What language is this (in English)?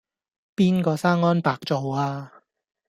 Cantonese